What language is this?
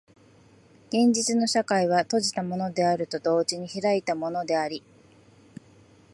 Japanese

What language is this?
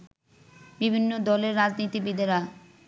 Bangla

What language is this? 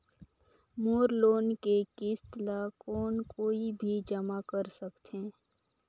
Chhattisgarhi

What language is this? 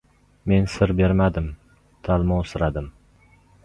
Uzbek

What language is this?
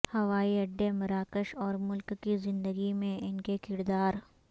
Urdu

